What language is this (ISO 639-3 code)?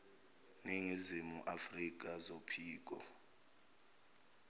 zul